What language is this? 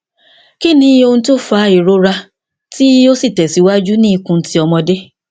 Yoruba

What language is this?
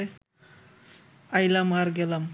Bangla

